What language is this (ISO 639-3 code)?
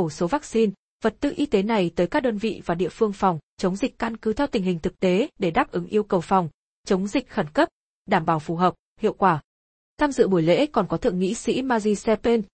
vie